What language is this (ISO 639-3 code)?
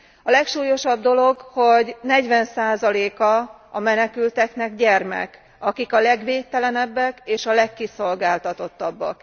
hun